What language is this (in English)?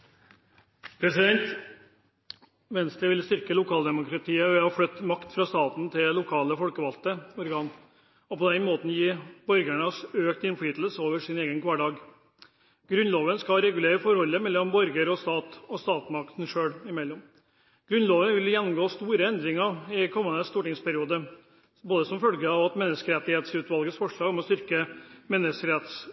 Norwegian